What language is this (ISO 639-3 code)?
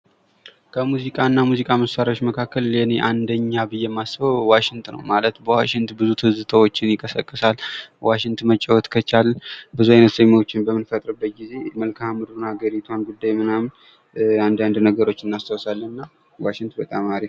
amh